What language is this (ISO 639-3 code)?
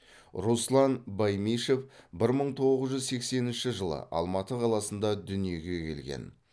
kaz